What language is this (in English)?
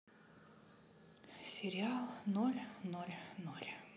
Russian